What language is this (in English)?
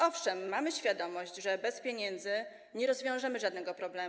Polish